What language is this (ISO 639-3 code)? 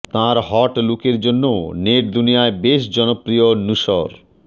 ben